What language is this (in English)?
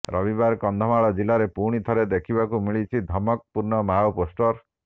Odia